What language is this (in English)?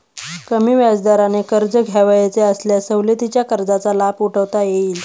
Marathi